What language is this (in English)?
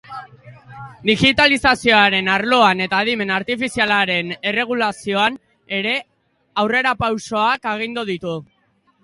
Basque